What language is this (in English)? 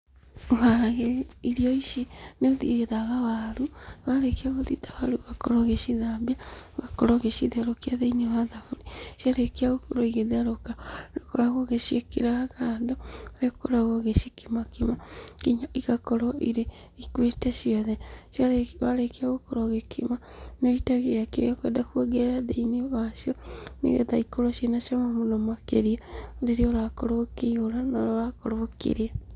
Kikuyu